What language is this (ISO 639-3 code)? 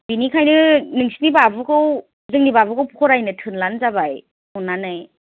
brx